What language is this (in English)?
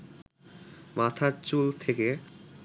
Bangla